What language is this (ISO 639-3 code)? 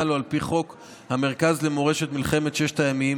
heb